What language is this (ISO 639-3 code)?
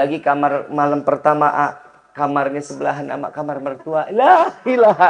ind